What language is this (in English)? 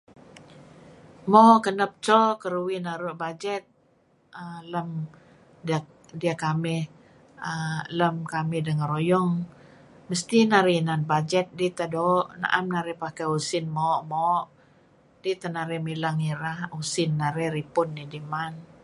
Kelabit